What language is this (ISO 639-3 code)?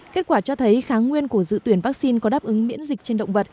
vie